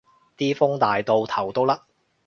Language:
Cantonese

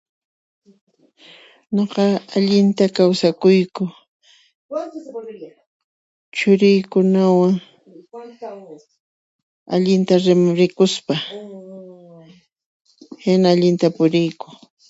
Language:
Puno Quechua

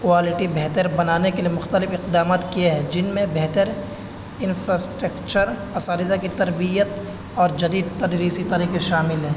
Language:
Urdu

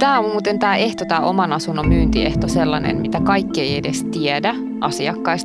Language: Finnish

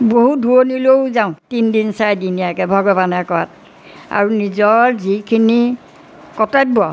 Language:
Assamese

